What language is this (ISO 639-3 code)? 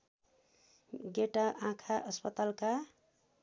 nep